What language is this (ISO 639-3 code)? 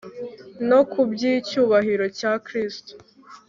kin